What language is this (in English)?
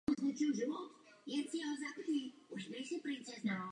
Czech